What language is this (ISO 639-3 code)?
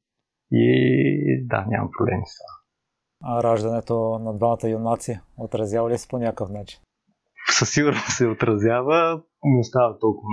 bul